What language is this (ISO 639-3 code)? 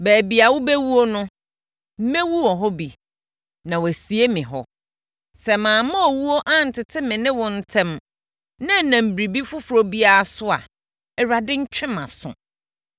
aka